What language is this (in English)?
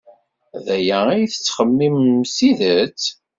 Kabyle